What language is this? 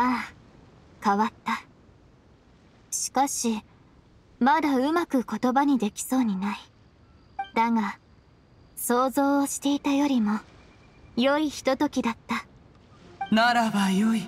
Japanese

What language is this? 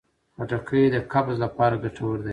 Pashto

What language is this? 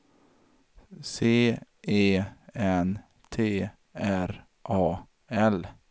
Swedish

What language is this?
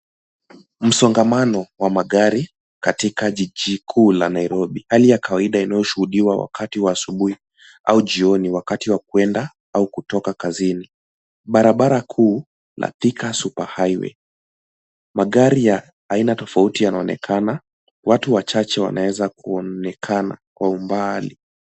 Swahili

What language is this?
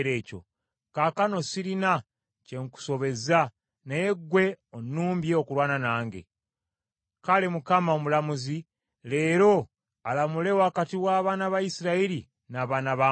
Ganda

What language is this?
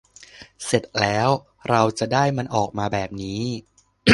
Thai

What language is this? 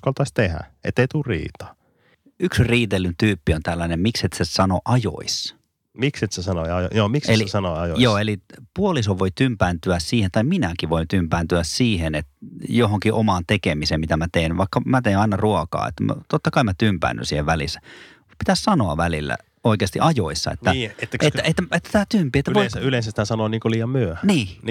Finnish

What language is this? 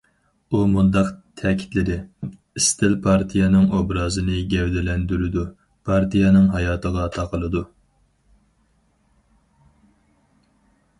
Uyghur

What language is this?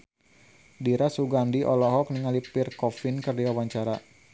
Sundanese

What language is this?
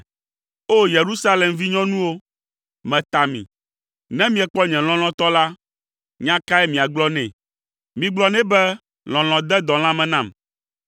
Ewe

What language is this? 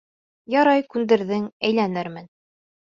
Bashkir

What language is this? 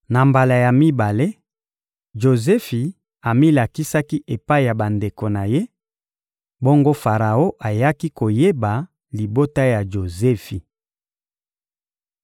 Lingala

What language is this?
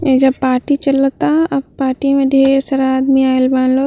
Bhojpuri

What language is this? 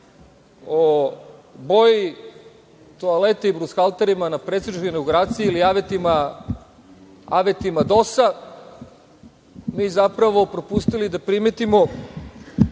Serbian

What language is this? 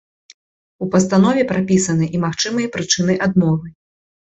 Belarusian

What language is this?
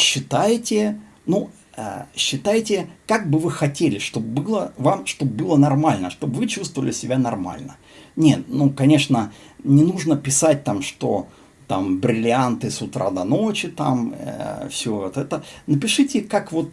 Russian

